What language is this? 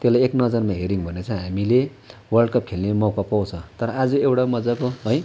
Nepali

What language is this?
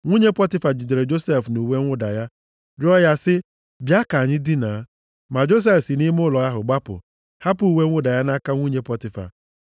Igbo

